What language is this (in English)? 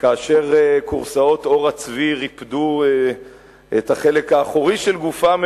Hebrew